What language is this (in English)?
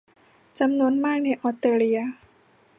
Thai